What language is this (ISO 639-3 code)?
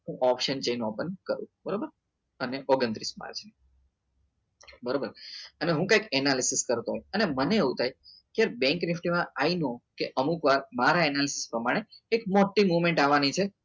guj